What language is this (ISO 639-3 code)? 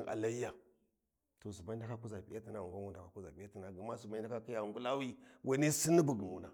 wji